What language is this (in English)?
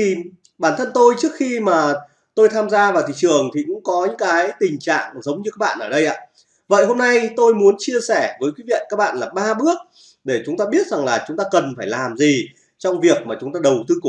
Vietnamese